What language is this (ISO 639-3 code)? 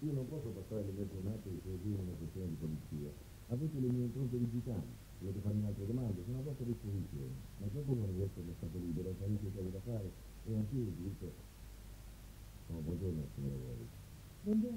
ita